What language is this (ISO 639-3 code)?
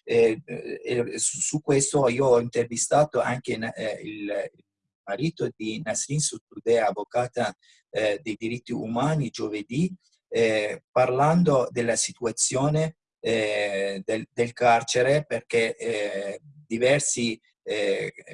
ita